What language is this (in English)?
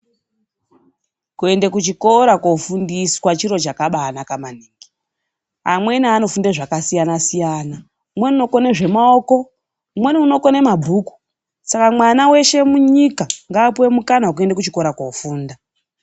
Ndau